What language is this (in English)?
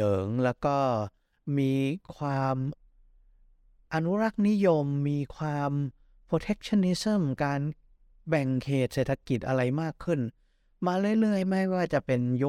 Thai